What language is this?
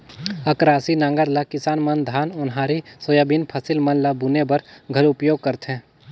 Chhattisgarhi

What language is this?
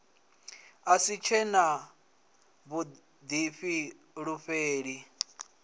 Venda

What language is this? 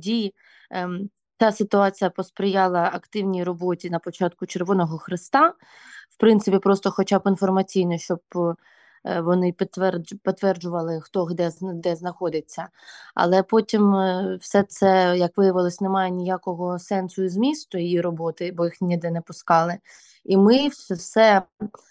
Ukrainian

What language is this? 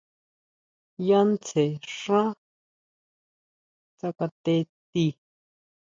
Huautla Mazatec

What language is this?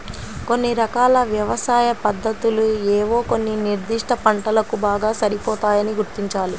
Telugu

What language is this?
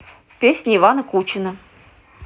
Russian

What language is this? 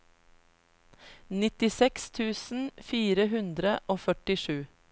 Norwegian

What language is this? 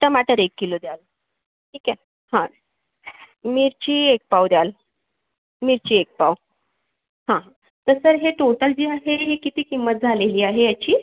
Marathi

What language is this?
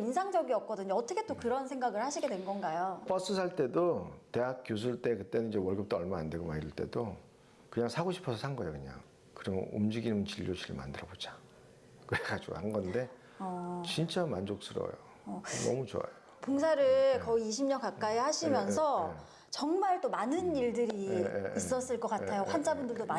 Korean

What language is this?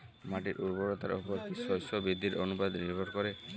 Bangla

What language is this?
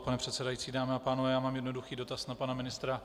Czech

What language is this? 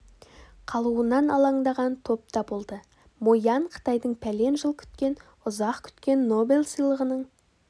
Kazakh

